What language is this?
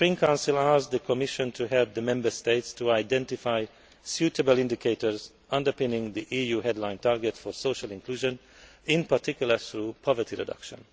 English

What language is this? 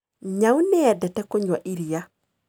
Kikuyu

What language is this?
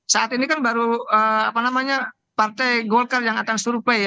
Indonesian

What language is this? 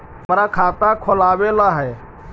Magahi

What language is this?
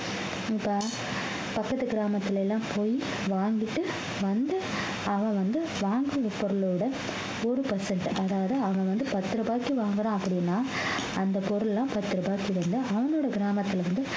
Tamil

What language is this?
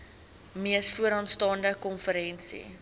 Afrikaans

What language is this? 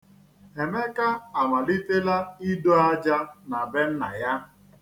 Igbo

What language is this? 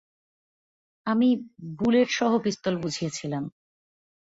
Bangla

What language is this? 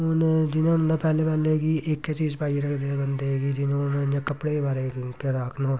Dogri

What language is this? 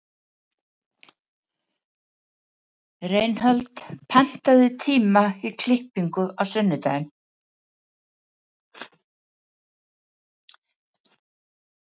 Icelandic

